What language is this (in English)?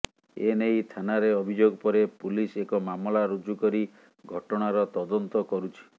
Odia